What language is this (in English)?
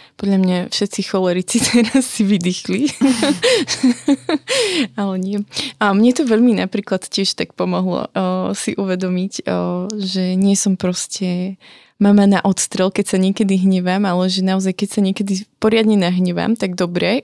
Slovak